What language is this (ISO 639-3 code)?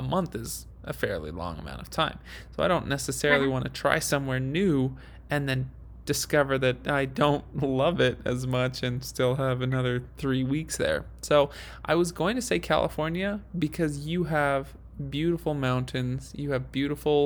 eng